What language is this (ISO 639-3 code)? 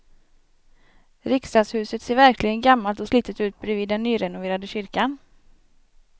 swe